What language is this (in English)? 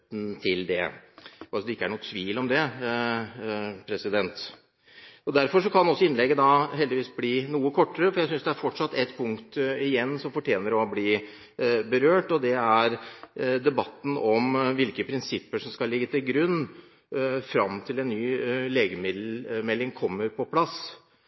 Norwegian Bokmål